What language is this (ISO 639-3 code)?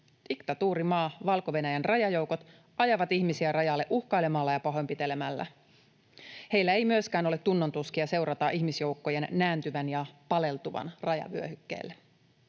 fin